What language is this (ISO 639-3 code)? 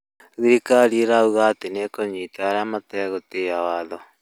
kik